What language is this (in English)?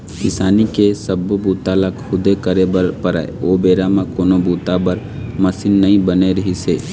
Chhattisgarhi